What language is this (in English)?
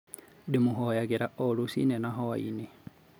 Kikuyu